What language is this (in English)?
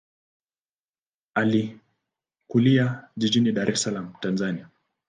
Swahili